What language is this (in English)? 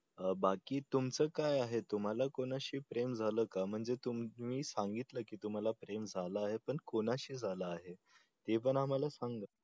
Marathi